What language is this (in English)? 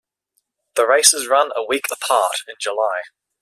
English